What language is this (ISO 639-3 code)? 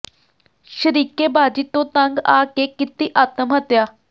pan